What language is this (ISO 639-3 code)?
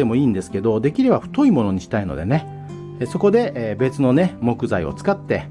jpn